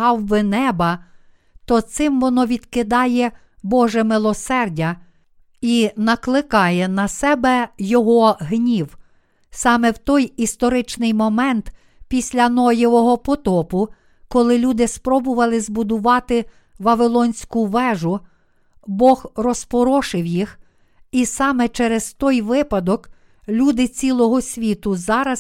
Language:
Ukrainian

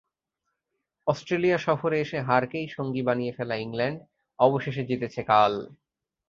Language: Bangla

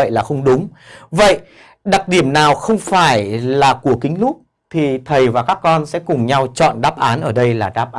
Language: Vietnamese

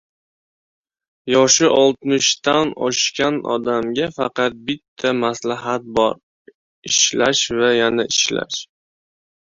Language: Uzbek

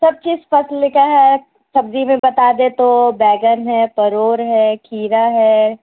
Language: Urdu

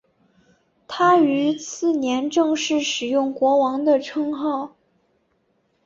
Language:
Chinese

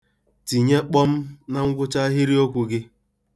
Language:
Igbo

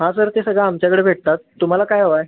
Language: Marathi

